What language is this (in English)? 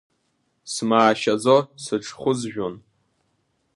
Abkhazian